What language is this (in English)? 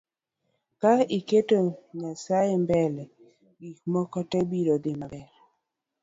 Luo (Kenya and Tanzania)